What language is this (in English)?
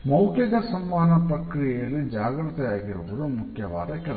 Kannada